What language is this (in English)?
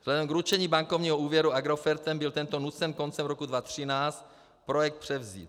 Czech